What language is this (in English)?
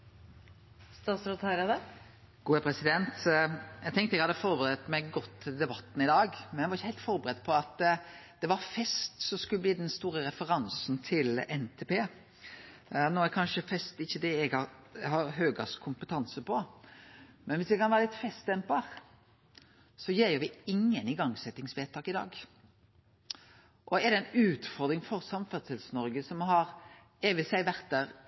Norwegian